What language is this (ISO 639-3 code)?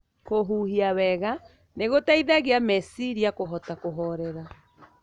kik